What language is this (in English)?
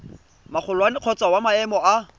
Tswana